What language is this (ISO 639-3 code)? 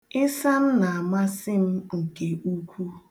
ibo